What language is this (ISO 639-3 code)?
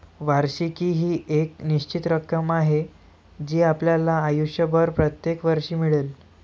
mar